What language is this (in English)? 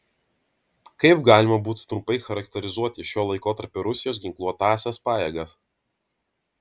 Lithuanian